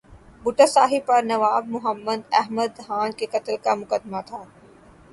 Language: Urdu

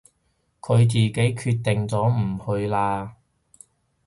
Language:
Cantonese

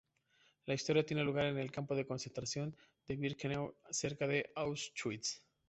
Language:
Spanish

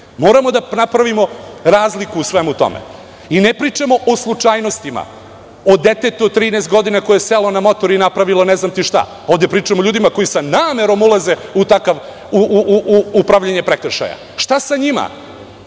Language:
Serbian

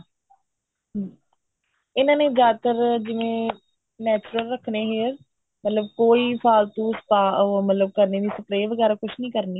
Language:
Punjabi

